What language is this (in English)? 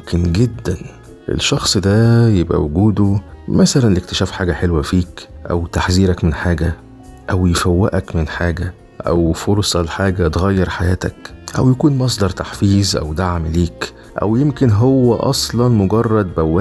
Arabic